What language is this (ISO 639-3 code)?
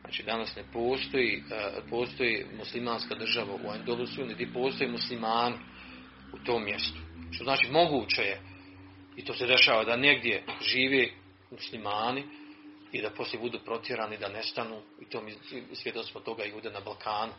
hrv